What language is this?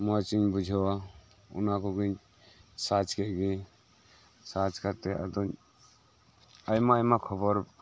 Santali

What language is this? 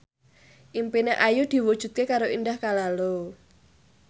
Javanese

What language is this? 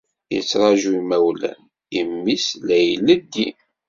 Kabyle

